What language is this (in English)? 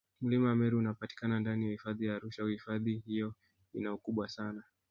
Swahili